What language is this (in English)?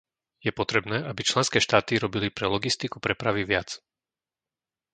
Slovak